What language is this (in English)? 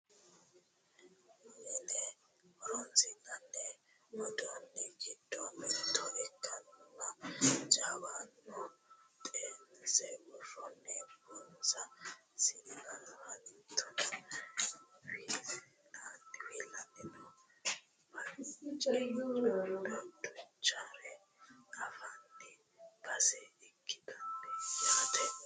Sidamo